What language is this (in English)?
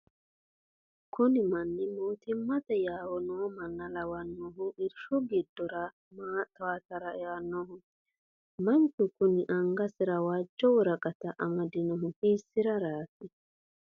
Sidamo